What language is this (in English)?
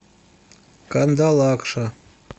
Russian